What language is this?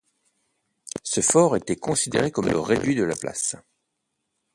French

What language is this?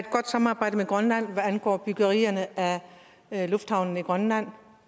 Danish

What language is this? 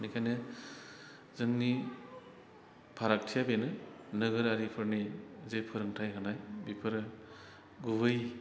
Bodo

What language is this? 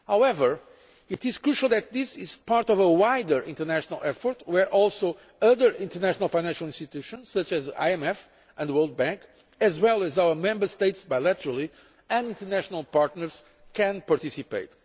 English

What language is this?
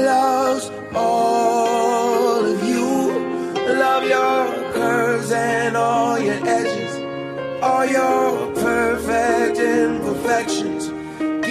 Ukrainian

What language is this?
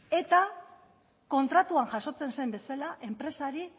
Basque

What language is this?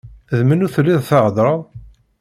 Kabyle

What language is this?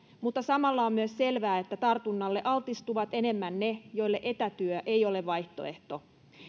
Finnish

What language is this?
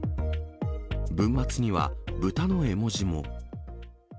Japanese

